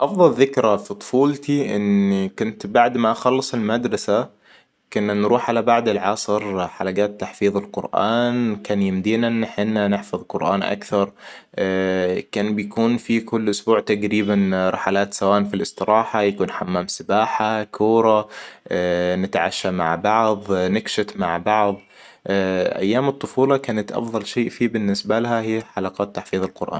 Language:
Hijazi Arabic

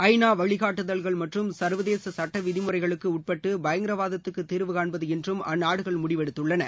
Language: Tamil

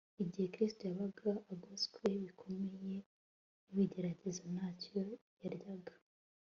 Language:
Kinyarwanda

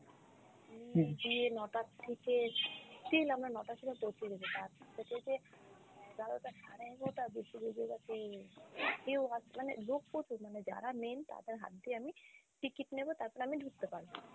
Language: Bangla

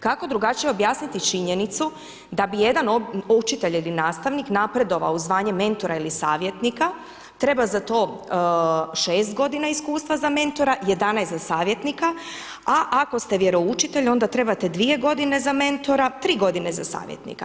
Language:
Croatian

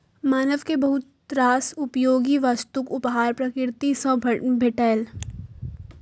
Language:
Maithili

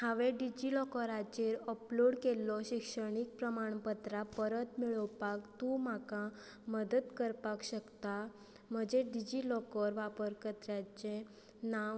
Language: Konkani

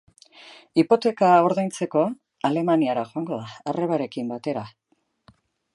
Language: Basque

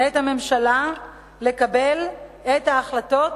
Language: Hebrew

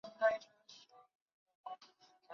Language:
Chinese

